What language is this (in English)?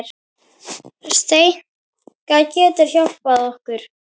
Icelandic